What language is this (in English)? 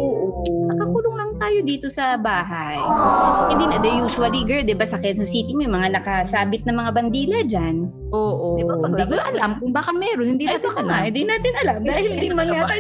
Filipino